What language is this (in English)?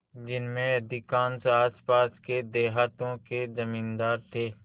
Hindi